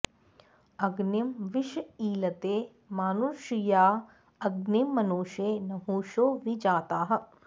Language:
Sanskrit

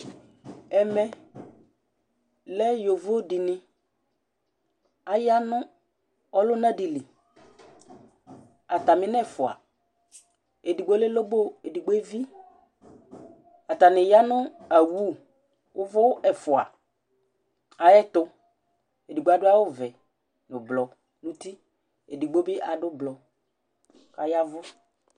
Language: Ikposo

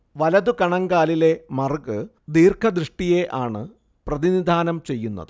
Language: Malayalam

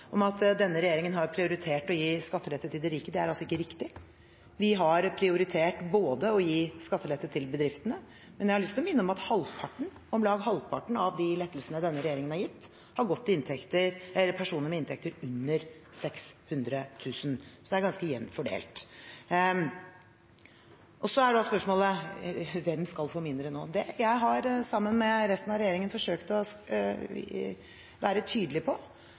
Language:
Norwegian Bokmål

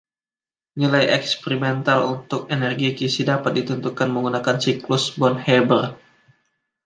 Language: Indonesian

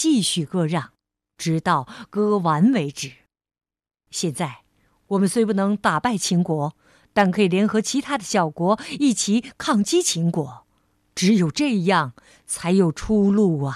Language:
Chinese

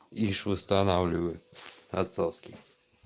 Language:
Russian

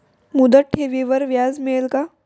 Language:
Marathi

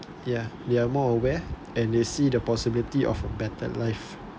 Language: English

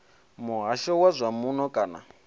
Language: Venda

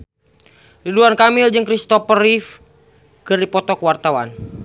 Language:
Sundanese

